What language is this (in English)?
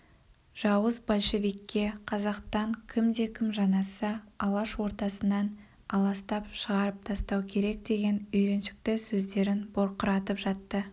Kazakh